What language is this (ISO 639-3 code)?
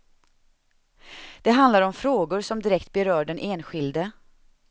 swe